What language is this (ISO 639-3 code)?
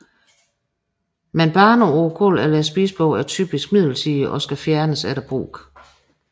dan